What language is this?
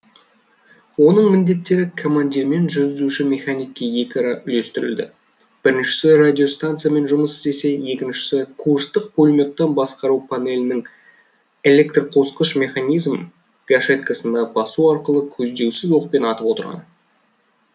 Kazakh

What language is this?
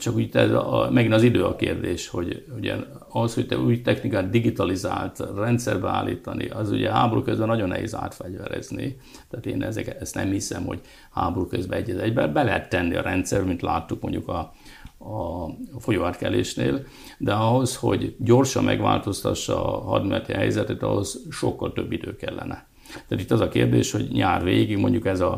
Hungarian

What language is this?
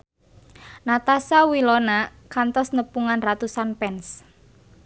Sundanese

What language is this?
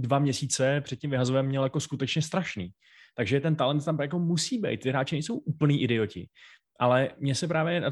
Czech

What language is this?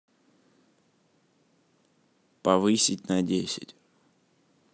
Russian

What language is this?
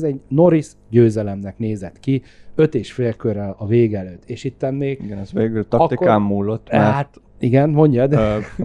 Hungarian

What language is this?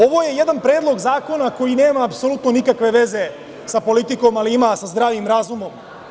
Serbian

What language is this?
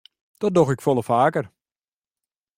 Western Frisian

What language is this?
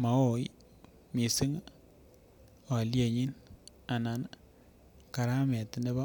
Kalenjin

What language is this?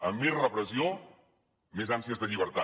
Catalan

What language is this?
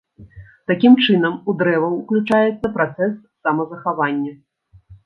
Belarusian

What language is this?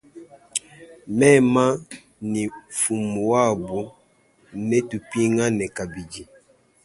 Luba-Lulua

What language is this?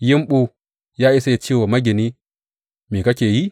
Hausa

